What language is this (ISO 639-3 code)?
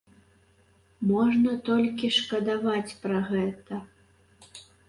bel